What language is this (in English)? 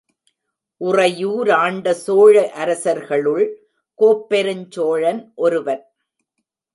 Tamil